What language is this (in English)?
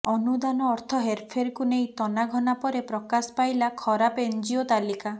Odia